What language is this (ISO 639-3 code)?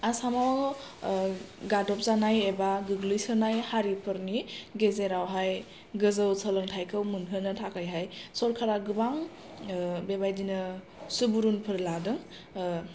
brx